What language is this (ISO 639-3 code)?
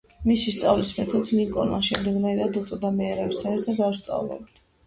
kat